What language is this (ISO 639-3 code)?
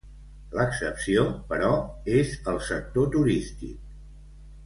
cat